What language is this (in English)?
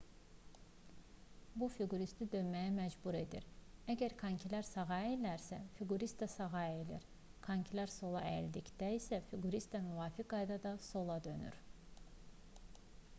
Azerbaijani